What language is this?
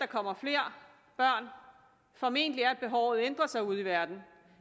Danish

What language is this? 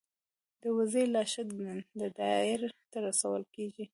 Pashto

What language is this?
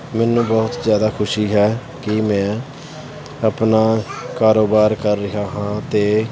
Punjabi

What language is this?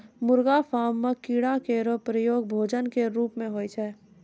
Maithili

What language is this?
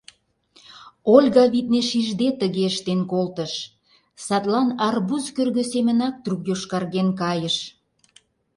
Mari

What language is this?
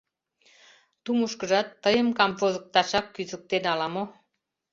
Mari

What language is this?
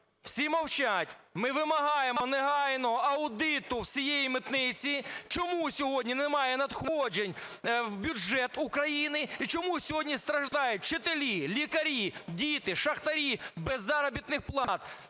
Ukrainian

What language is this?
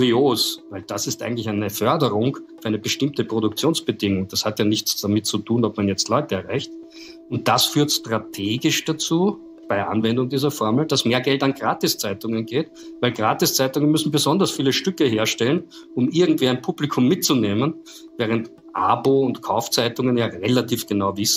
German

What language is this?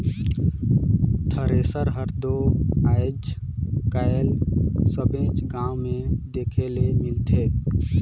Chhattisgarhi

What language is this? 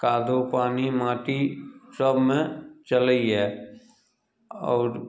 Maithili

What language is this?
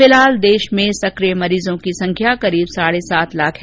Hindi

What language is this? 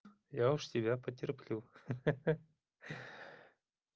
Russian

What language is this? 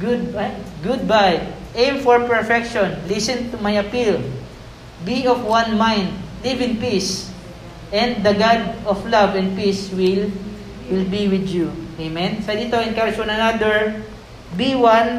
Filipino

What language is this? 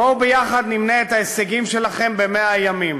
Hebrew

